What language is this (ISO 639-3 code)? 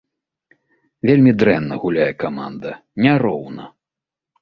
bel